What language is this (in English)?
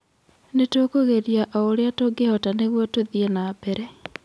Kikuyu